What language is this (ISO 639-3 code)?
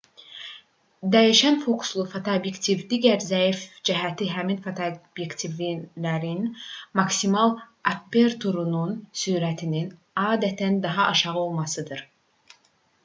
aze